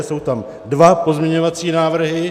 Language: Czech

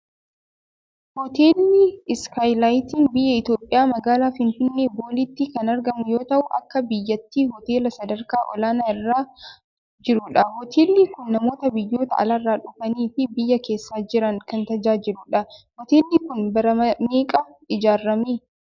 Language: Oromo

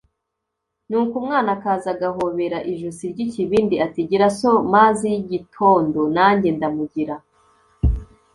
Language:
Kinyarwanda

